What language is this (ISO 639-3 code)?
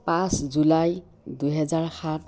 asm